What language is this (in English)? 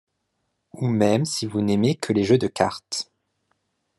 French